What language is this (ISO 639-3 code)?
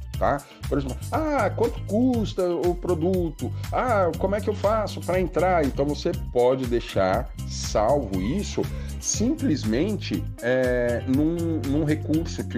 por